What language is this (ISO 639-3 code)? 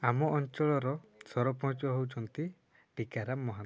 ori